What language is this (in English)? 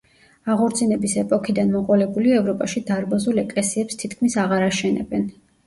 Georgian